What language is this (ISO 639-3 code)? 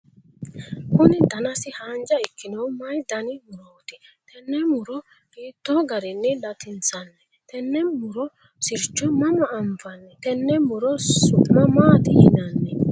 sid